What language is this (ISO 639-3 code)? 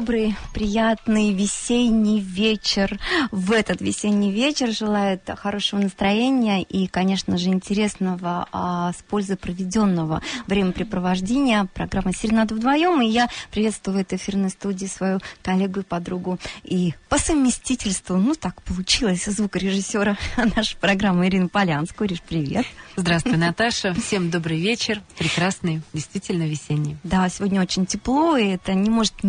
rus